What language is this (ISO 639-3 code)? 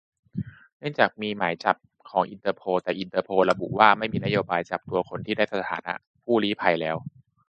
tha